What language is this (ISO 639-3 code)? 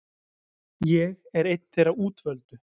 isl